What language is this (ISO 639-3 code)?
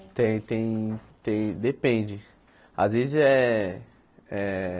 por